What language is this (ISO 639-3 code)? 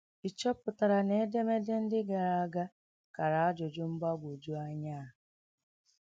ibo